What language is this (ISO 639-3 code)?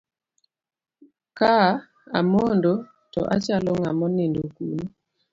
luo